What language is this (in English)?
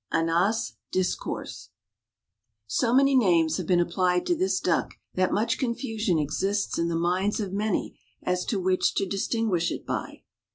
English